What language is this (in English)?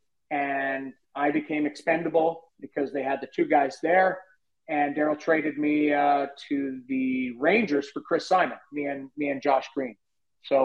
English